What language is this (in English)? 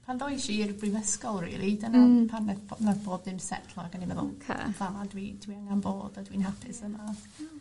Welsh